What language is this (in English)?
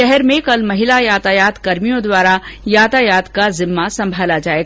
Hindi